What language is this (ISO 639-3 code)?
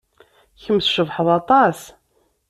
kab